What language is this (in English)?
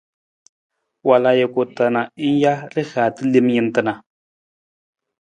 Nawdm